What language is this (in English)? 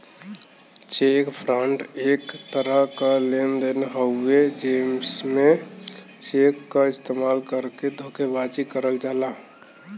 Bhojpuri